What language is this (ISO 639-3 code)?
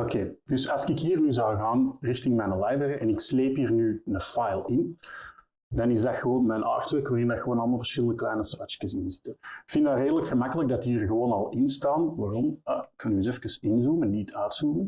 nld